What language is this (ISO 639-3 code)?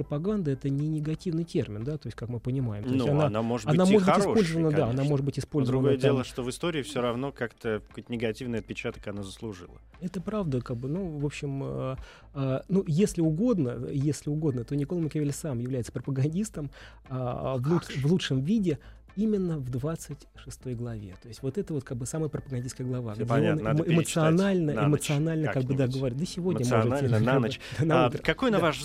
rus